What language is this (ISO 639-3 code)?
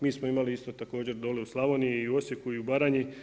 hrv